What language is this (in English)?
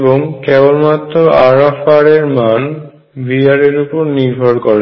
Bangla